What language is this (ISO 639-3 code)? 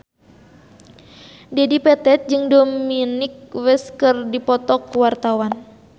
sun